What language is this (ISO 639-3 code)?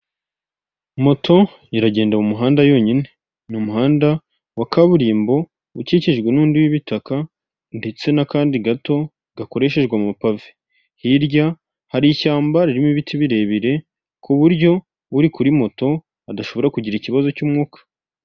kin